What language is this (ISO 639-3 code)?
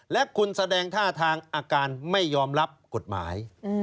tha